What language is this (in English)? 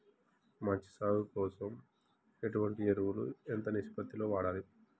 Telugu